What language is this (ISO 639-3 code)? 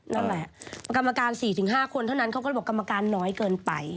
tha